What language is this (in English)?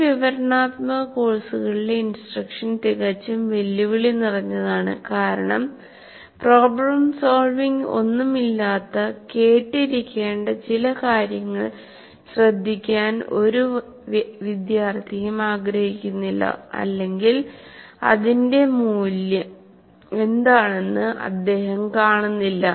Malayalam